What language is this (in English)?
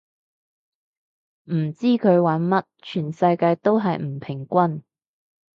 Cantonese